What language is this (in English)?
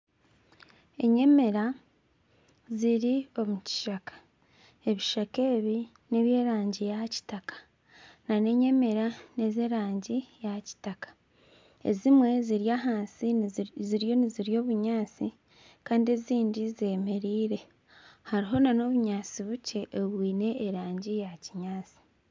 Nyankole